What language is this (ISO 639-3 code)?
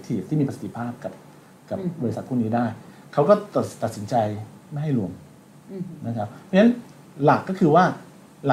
tha